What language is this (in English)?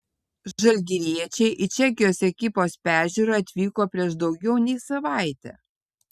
Lithuanian